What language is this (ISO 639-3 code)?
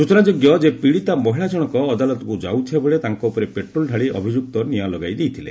ori